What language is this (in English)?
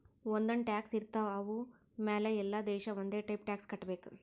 Kannada